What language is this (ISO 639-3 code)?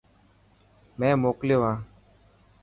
mki